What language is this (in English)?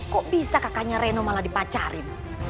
Indonesian